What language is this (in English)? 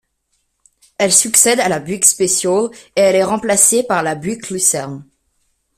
French